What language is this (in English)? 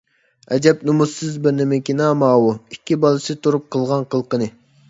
Uyghur